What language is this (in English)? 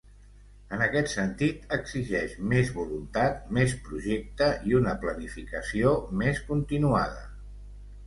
Catalan